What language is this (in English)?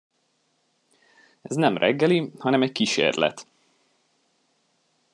Hungarian